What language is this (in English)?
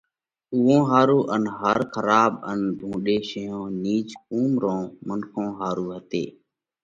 Parkari Koli